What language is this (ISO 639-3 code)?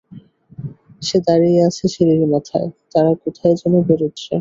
ben